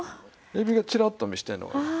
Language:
Japanese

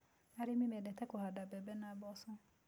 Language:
Kikuyu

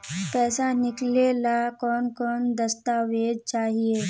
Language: Magahi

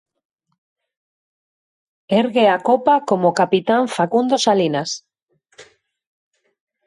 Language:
Galician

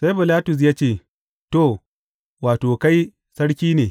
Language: Hausa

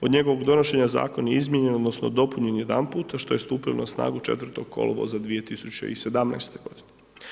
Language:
Croatian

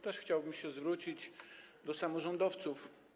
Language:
Polish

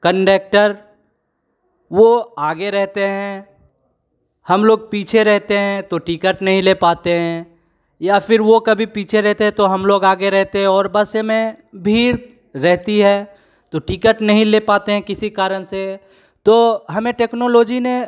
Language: Hindi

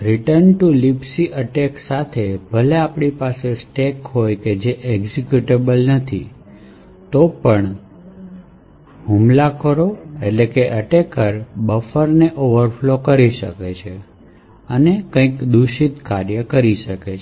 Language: Gujarati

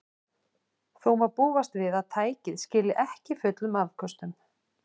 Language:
Icelandic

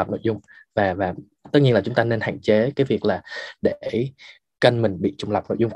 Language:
Vietnamese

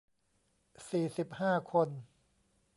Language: Thai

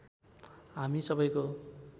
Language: Nepali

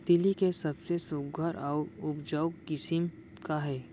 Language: Chhattisgarhi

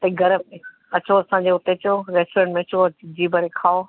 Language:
Sindhi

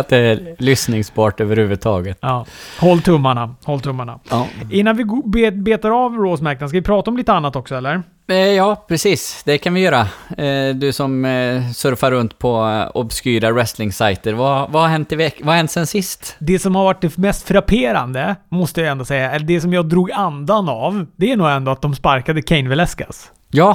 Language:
Swedish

